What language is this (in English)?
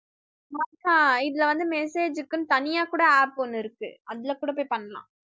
Tamil